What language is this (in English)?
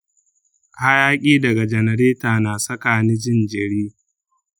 Hausa